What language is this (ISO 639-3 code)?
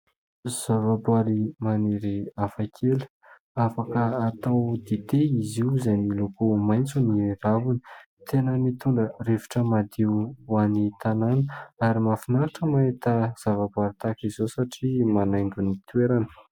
mlg